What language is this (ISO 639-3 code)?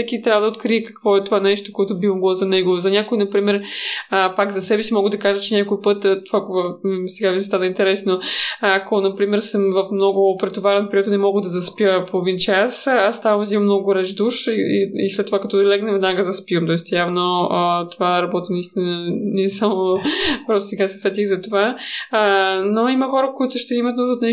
bul